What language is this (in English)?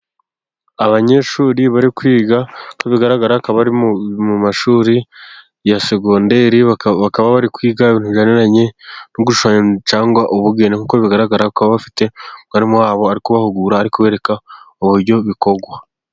Kinyarwanda